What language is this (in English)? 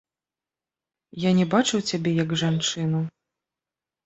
Belarusian